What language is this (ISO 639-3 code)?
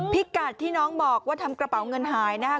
tha